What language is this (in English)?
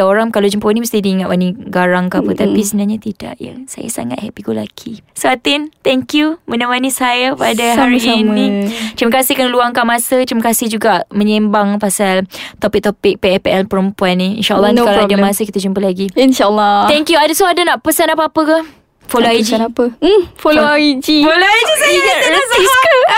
Malay